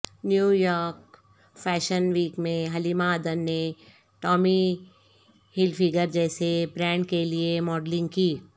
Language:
Urdu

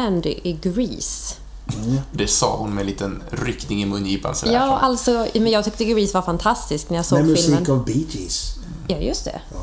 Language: Swedish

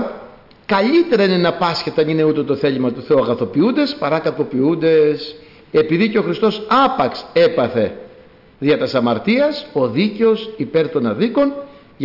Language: Greek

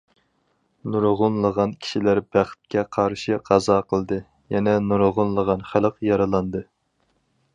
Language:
Uyghur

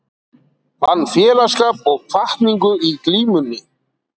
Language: Icelandic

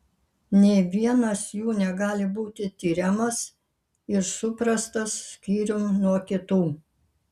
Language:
Lithuanian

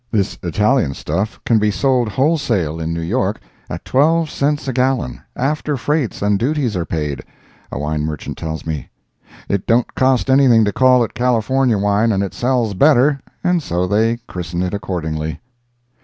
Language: English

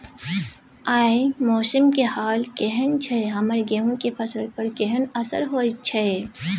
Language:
Maithili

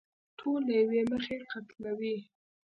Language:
Pashto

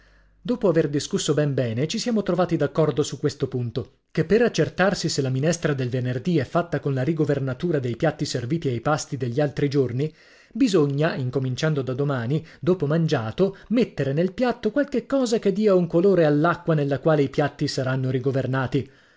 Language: Italian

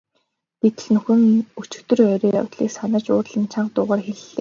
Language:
Mongolian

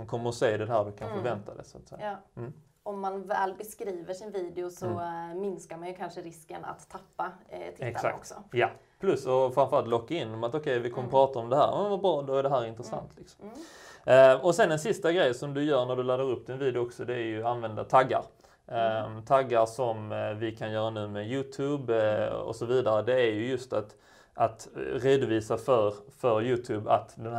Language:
Swedish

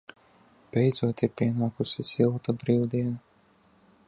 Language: Latvian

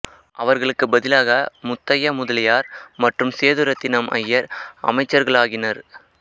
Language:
Tamil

